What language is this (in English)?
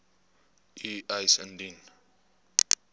Afrikaans